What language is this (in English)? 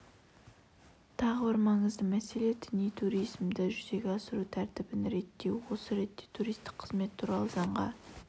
Kazakh